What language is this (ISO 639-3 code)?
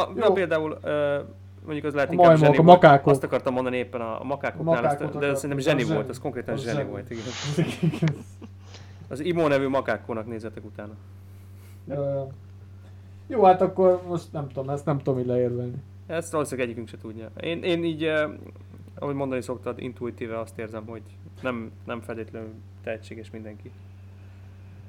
hun